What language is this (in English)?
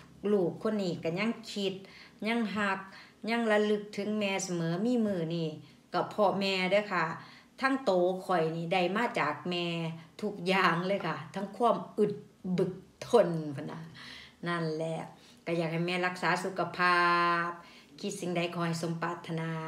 Thai